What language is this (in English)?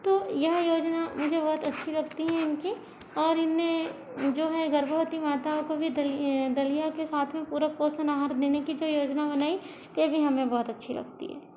Hindi